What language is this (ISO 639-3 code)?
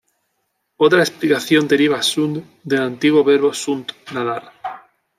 spa